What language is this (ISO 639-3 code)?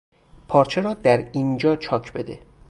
fas